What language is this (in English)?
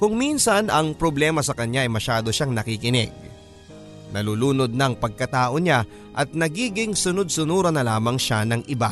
Filipino